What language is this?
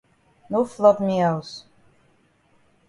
Cameroon Pidgin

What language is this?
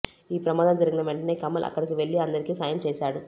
Telugu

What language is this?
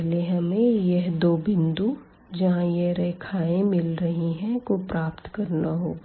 Hindi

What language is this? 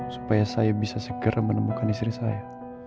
Indonesian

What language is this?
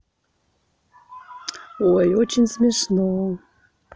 Russian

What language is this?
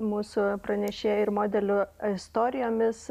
Lithuanian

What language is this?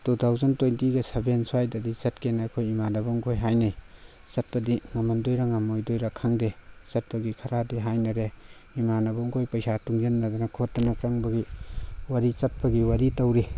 Manipuri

